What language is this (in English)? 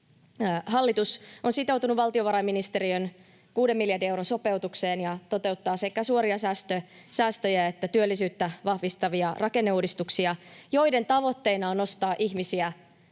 Finnish